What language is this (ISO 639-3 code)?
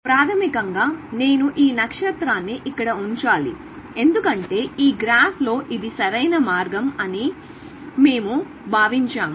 tel